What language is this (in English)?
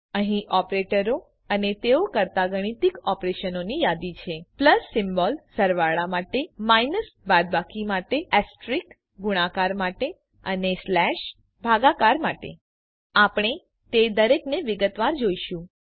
Gujarati